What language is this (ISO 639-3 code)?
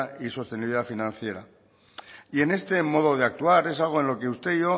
spa